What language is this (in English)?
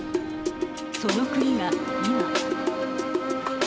Japanese